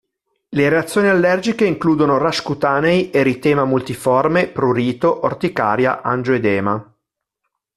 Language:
Italian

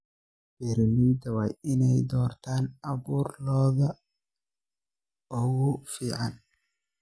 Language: Somali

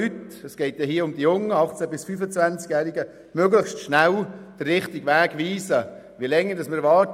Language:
Swiss German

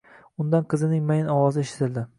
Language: Uzbek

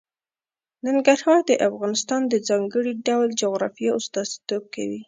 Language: Pashto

